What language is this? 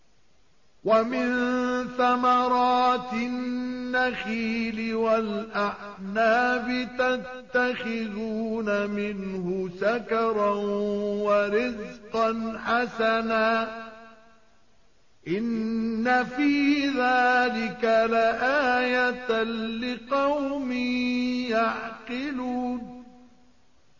Arabic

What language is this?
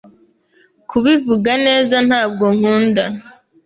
Kinyarwanda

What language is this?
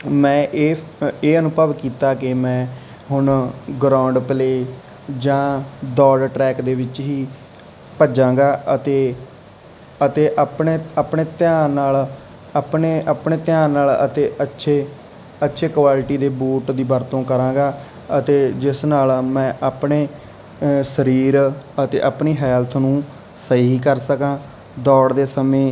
Punjabi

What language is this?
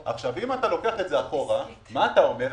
Hebrew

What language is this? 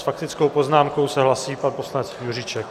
Czech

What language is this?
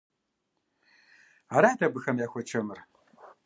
Kabardian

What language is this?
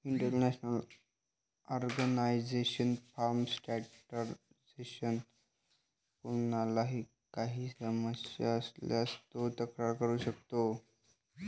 Marathi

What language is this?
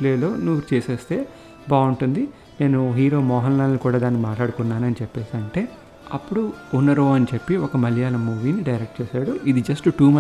Telugu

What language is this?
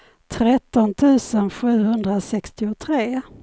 Swedish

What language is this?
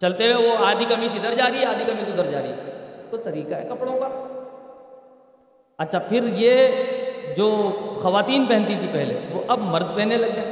Urdu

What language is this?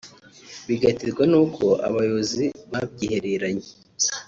Kinyarwanda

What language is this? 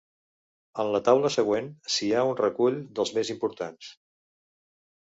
Catalan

